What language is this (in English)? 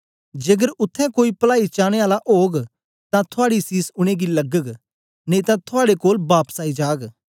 Dogri